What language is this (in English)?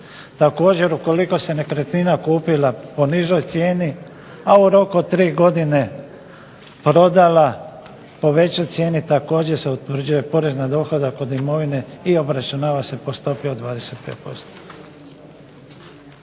Croatian